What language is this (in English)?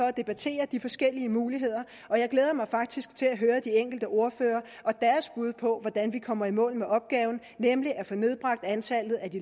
Danish